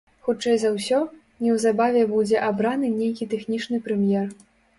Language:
Belarusian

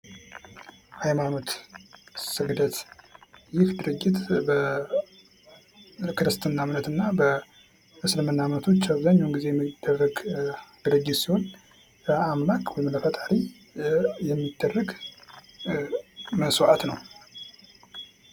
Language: Amharic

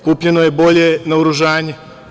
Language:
Serbian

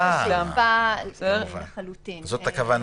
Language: Hebrew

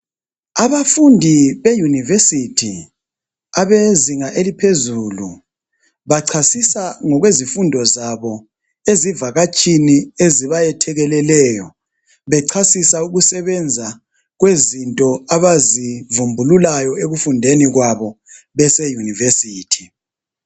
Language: North Ndebele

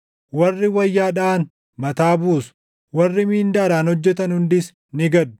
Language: Oromo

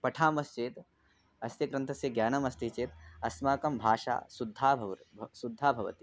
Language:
Sanskrit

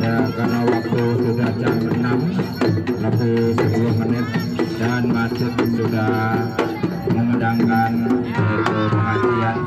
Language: Indonesian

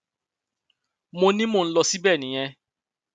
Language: Yoruba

